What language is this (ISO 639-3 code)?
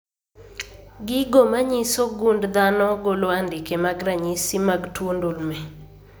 luo